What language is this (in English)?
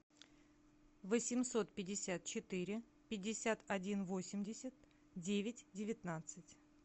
Russian